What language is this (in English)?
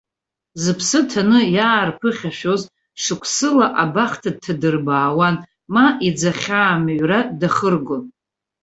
Abkhazian